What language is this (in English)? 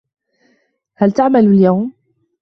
Arabic